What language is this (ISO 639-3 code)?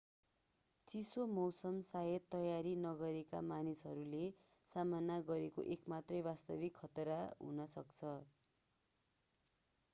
nep